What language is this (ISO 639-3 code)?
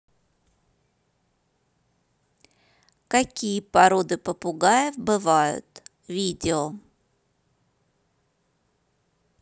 rus